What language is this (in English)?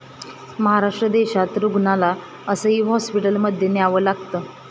Marathi